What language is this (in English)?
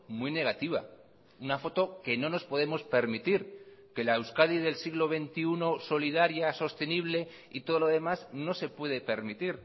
Spanish